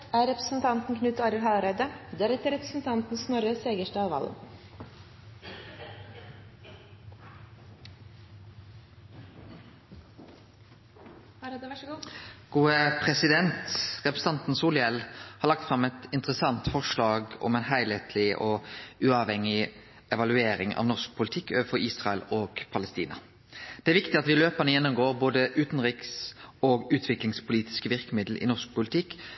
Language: Norwegian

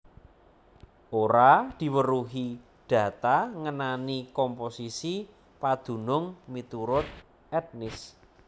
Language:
Javanese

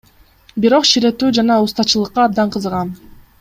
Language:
Kyrgyz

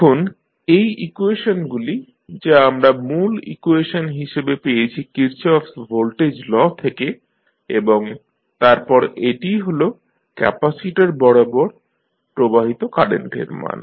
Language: Bangla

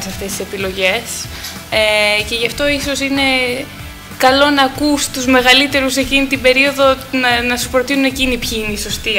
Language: Greek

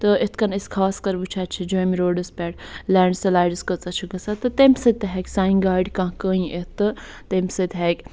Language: Kashmiri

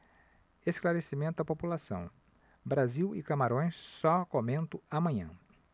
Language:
Portuguese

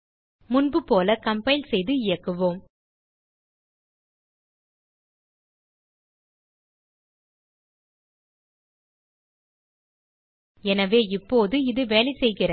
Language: Tamil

